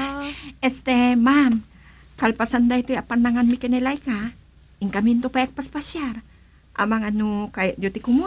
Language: Filipino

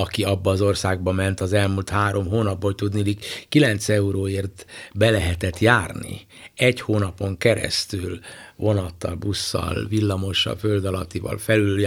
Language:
Hungarian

